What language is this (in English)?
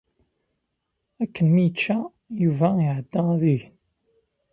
Kabyle